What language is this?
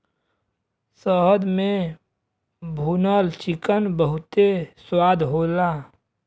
Bhojpuri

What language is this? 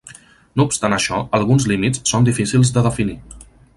Catalan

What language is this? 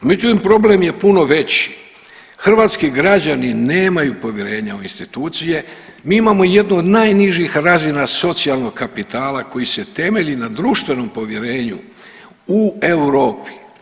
Croatian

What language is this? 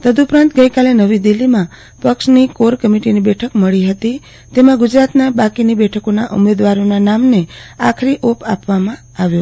Gujarati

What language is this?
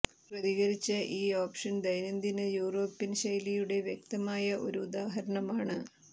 Malayalam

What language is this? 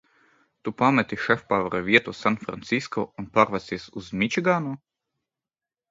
Latvian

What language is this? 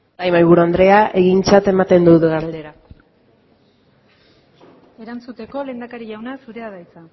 Basque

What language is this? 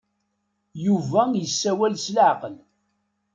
Kabyle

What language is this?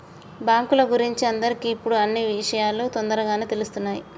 Telugu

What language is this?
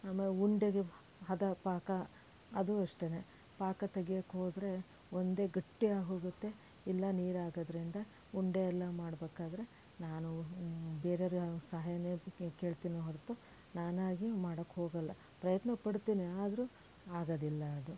Kannada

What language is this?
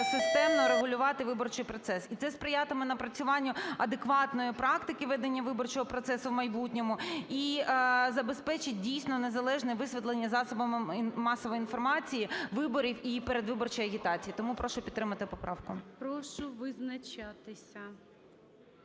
Ukrainian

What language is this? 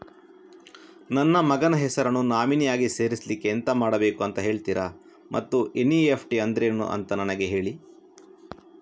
Kannada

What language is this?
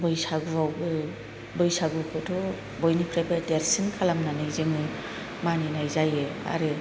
Bodo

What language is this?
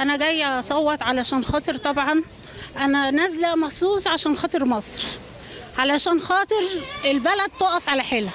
Arabic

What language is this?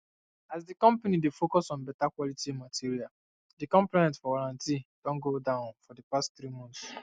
Nigerian Pidgin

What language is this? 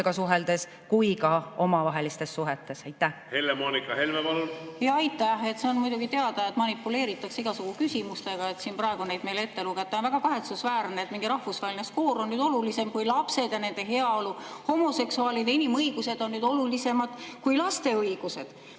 Estonian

